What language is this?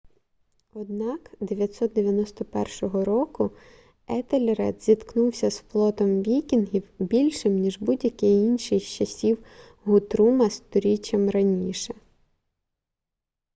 Ukrainian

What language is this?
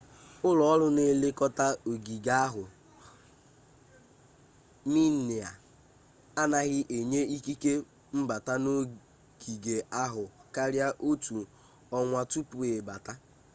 Igbo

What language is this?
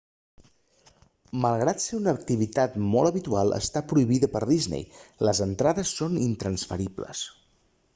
Catalan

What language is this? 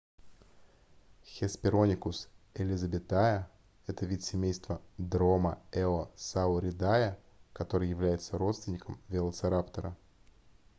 Russian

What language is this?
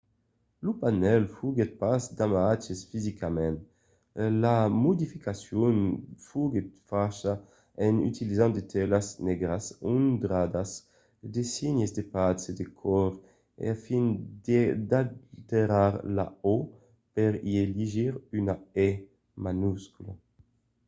Occitan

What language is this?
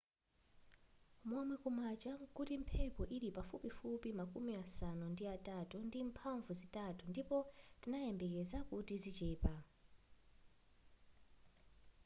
Nyanja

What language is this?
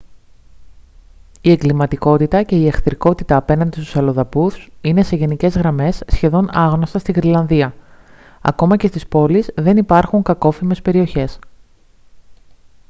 Greek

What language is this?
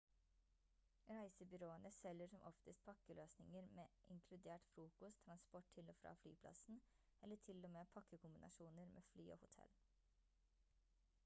Norwegian Bokmål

